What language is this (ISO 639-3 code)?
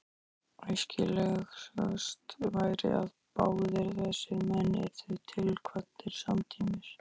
isl